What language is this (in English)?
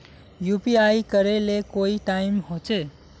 Magahi